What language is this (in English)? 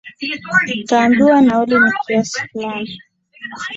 Swahili